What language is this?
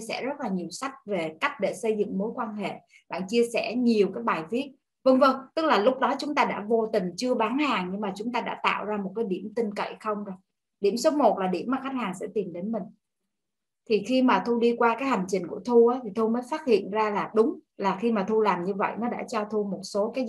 Vietnamese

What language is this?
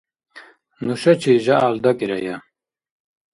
Dargwa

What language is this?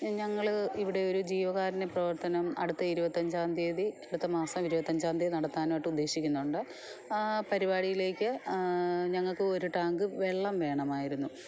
Malayalam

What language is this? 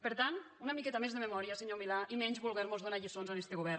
Catalan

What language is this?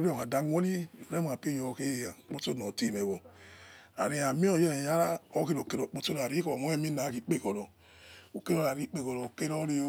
Yekhee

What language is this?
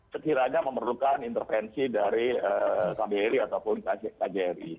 Indonesian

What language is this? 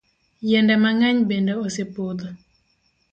Luo (Kenya and Tanzania)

